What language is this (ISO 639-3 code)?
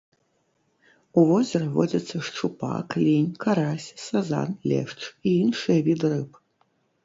bel